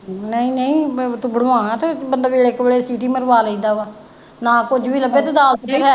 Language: Punjabi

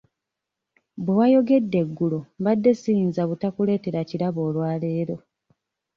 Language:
Ganda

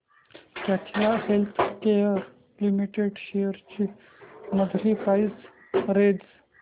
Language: Marathi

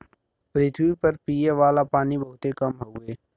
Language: Bhojpuri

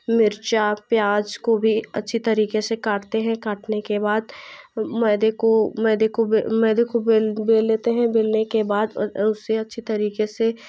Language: Hindi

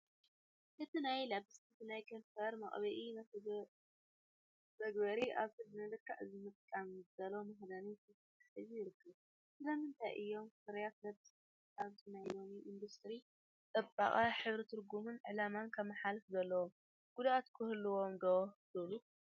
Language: Tigrinya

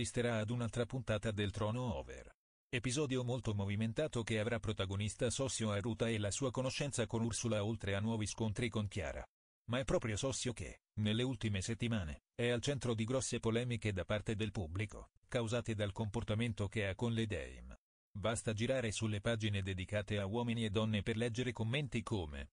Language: Italian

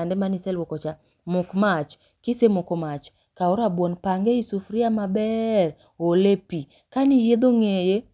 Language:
Luo (Kenya and Tanzania)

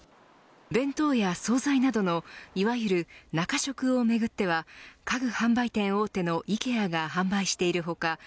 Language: Japanese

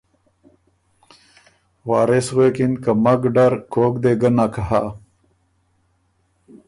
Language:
Ormuri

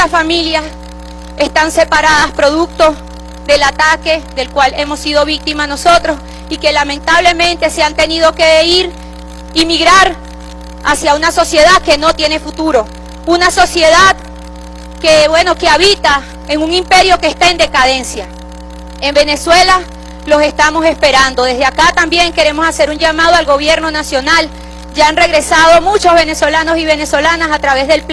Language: Spanish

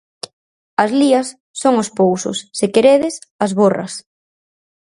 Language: Galician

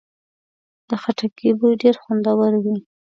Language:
Pashto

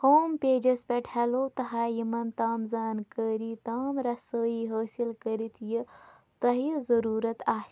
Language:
Kashmiri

